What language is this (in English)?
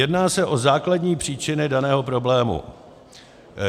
Czech